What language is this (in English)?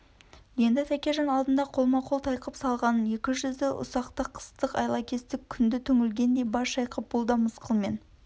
Kazakh